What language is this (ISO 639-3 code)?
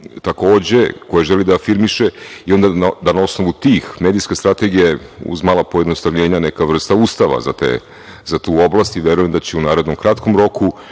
srp